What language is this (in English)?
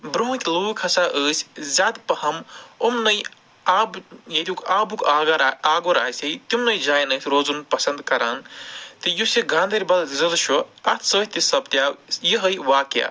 Kashmiri